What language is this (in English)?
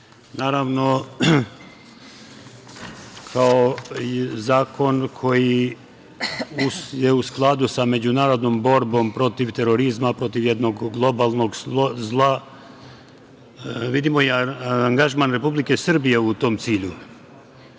Serbian